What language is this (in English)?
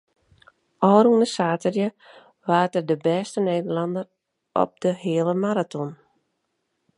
Western Frisian